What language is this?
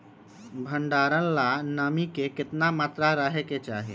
Magahi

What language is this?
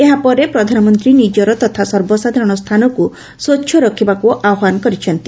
Odia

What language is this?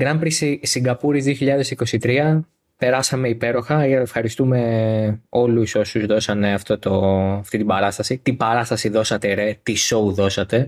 Greek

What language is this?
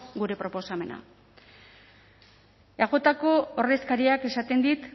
Basque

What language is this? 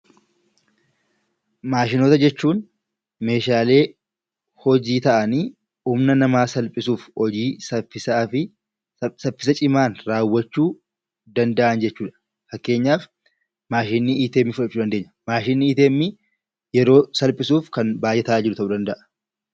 Oromo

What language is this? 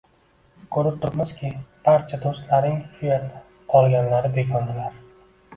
Uzbek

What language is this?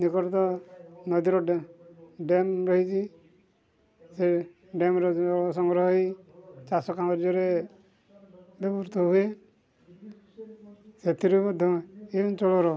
Odia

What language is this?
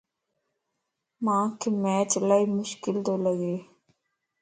Lasi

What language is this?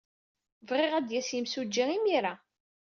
Kabyle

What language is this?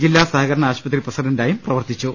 Malayalam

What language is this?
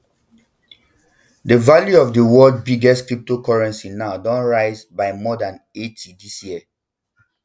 Nigerian Pidgin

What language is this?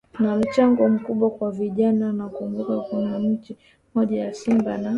Swahili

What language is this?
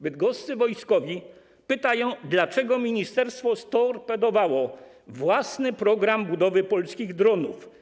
Polish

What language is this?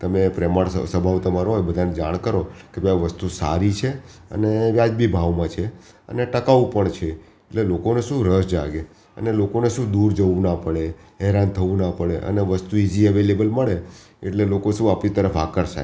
Gujarati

